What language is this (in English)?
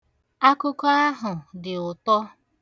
Igbo